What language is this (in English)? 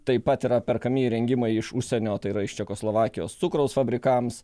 Lithuanian